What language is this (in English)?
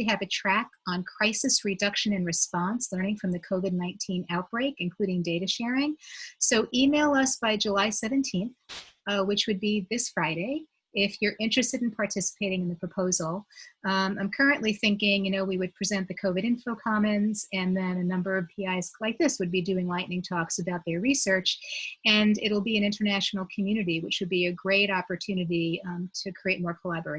English